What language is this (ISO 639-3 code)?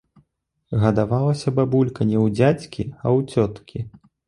bel